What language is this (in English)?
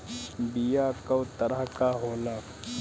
Bhojpuri